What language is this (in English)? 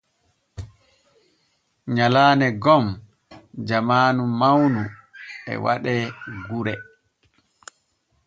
Borgu Fulfulde